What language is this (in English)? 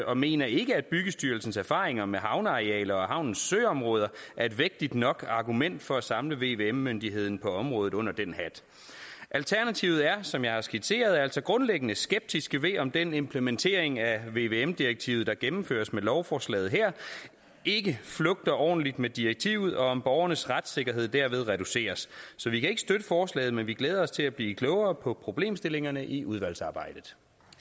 Danish